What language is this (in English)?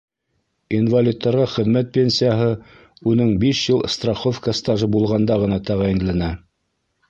Bashkir